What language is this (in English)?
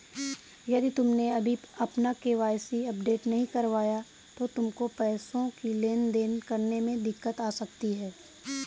Hindi